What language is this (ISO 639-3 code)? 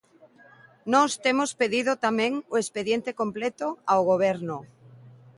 glg